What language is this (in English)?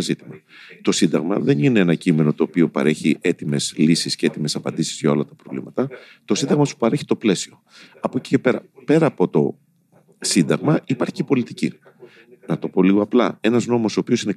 Greek